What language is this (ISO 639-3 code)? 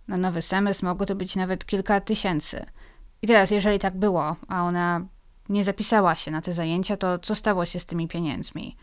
pol